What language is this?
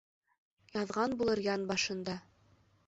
Bashkir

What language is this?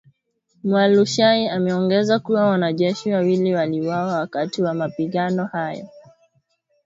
Swahili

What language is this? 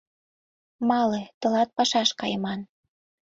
Mari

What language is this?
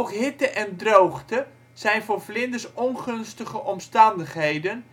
Dutch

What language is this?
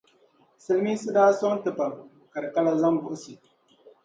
Dagbani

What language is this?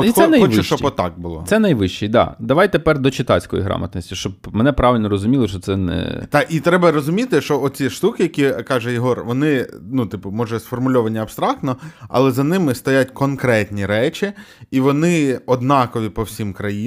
Ukrainian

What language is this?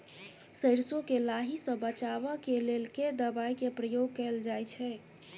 Maithili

